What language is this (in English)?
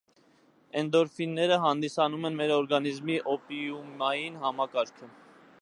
Armenian